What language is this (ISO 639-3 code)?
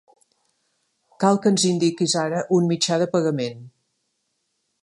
cat